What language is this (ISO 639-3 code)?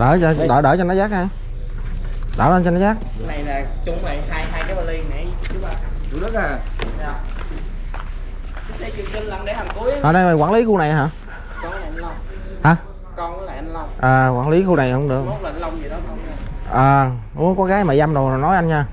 vie